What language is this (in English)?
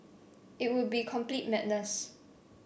English